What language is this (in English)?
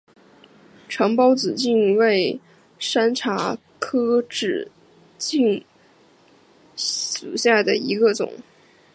Chinese